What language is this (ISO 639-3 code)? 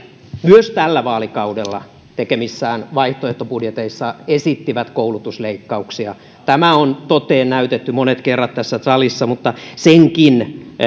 fin